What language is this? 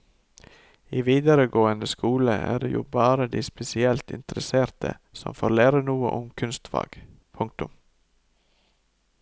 Norwegian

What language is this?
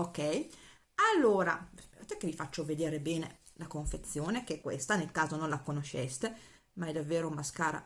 Italian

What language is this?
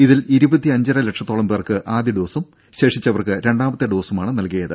Malayalam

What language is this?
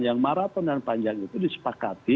Indonesian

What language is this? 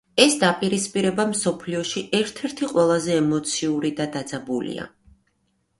Georgian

